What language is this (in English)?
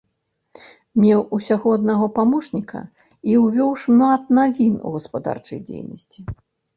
Belarusian